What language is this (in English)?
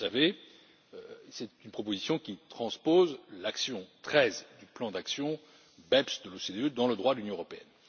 French